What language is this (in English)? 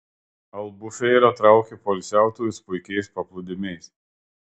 Lithuanian